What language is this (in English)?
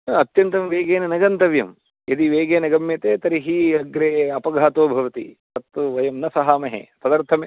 Sanskrit